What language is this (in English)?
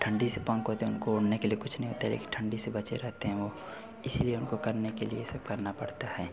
Hindi